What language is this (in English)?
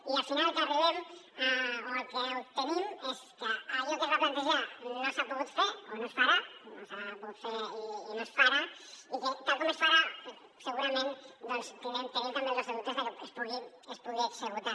Catalan